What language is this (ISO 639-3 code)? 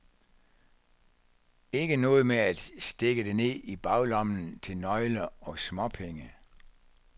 dan